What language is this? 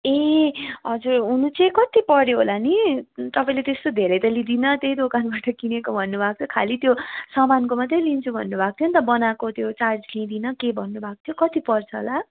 Nepali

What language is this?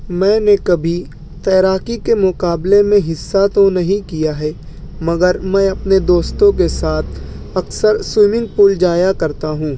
Urdu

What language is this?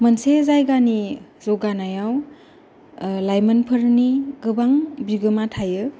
Bodo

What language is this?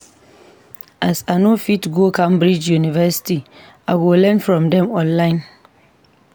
Nigerian Pidgin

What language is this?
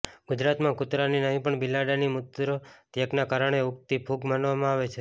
Gujarati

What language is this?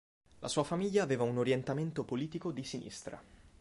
Italian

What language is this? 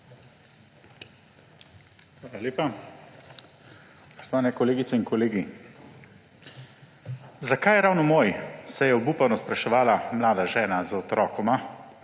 Slovenian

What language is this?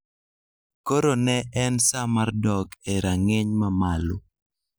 Luo (Kenya and Tanzania)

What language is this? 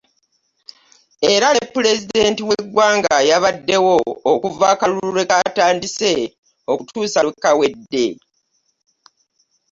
Ganda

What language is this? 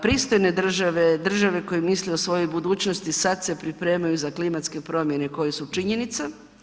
Croatian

